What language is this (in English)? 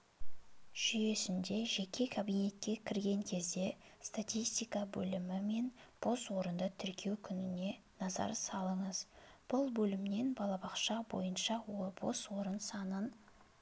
Kazakh